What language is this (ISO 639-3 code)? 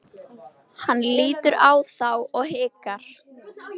isl